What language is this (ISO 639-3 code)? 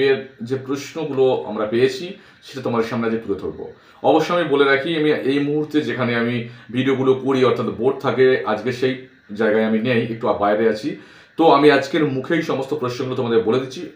ron